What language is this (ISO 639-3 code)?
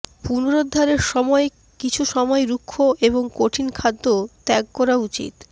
ben